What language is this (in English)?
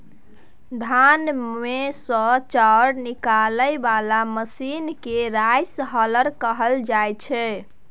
Maithili